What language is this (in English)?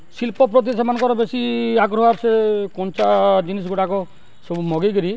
Odia